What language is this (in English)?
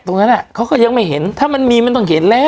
Thai